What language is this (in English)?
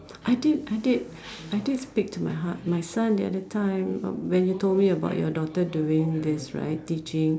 English